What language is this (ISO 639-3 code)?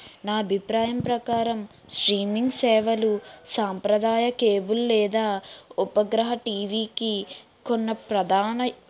tel